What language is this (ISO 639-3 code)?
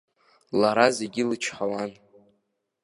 abk